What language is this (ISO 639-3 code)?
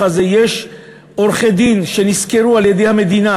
heb